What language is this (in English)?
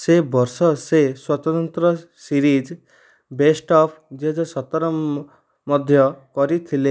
Odia